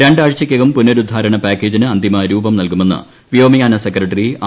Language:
Malayalam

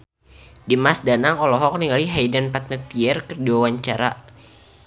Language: Sundanese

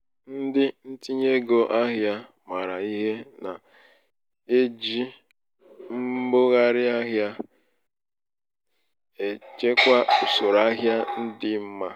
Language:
Igbo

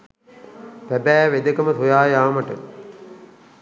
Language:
Sinhala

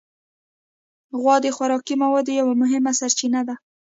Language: Pashto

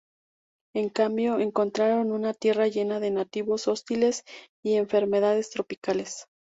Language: Spanish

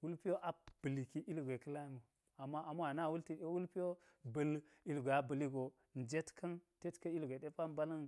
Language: Geji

